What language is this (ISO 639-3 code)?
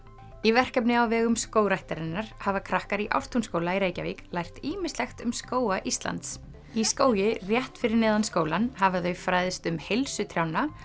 isl